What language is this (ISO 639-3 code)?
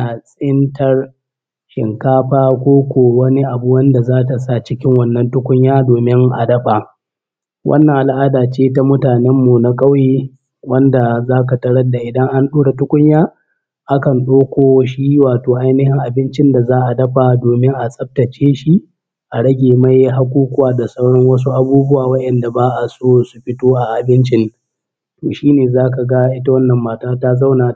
hau